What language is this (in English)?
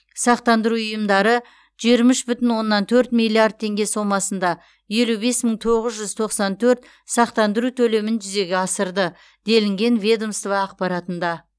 Kazakh